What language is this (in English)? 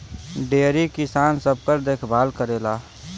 Bhojpuri